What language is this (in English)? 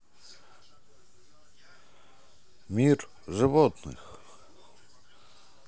Russian